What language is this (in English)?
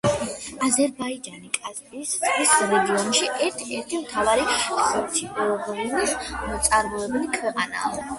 Georgian